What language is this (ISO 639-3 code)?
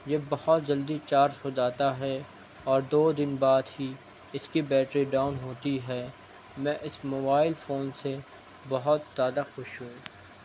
urd